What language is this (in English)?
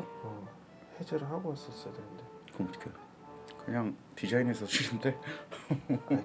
Korean